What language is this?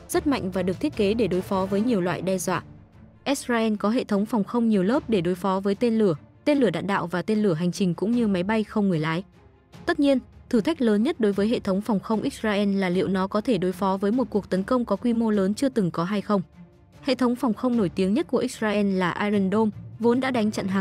Vietnamese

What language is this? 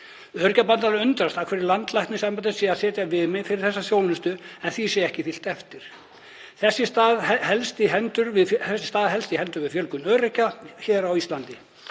Icelandic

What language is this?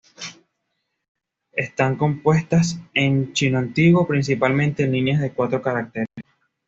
Spanish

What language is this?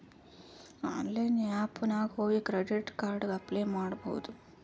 Kannada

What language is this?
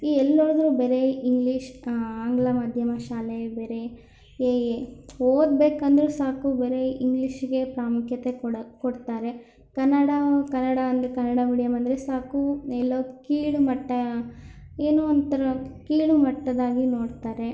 Kannada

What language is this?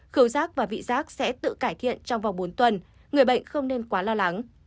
Vietnamese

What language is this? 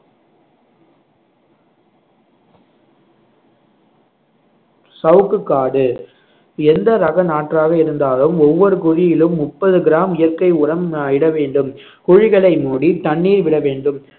Tamil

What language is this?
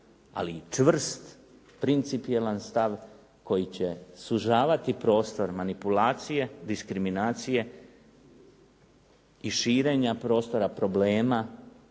Croatian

